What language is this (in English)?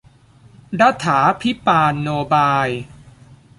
Thai